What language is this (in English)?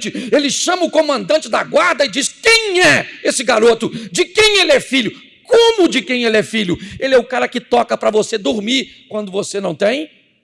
Portuguese